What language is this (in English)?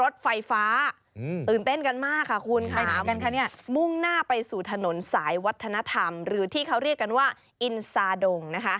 Thai